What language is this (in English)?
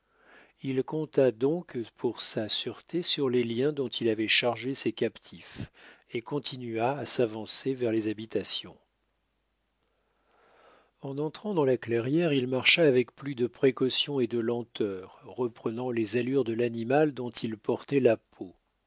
French